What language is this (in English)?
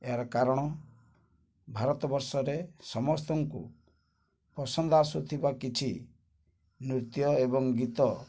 Odia